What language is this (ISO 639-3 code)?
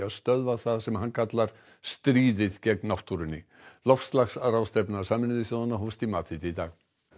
isl